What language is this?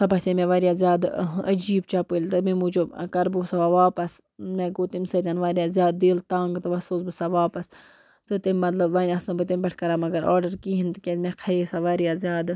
Kashmiri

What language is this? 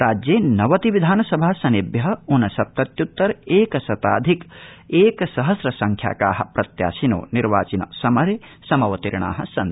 Sanskrit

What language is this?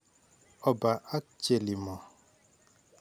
Kalenjin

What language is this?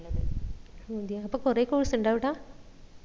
Malayalam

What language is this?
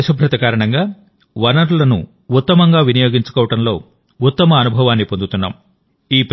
Telugu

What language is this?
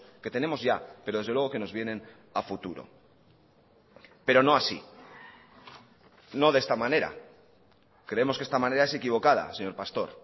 Spanish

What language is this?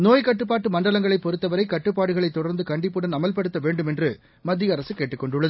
Tamil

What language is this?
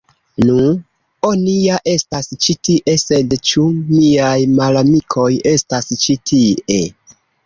Esperanto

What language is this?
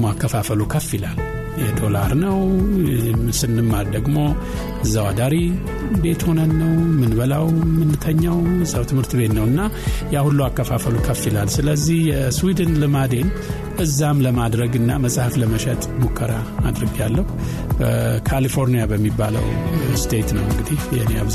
Amharic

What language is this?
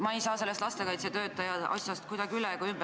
Estonian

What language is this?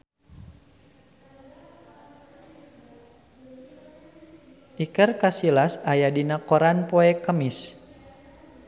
Sundanese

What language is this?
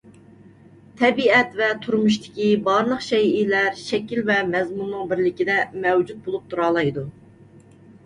Uyghur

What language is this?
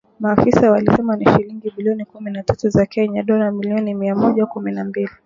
Swahili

